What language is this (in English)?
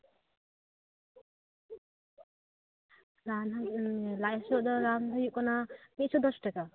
Santali